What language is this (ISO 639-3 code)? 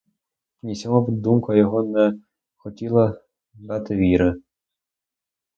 ukr